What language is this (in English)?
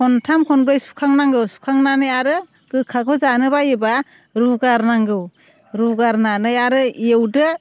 Bodo